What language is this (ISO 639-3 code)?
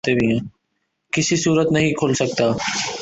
urd